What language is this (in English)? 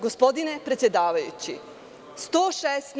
Serbian